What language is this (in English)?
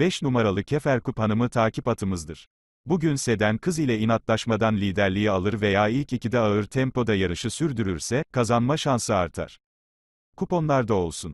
Turkish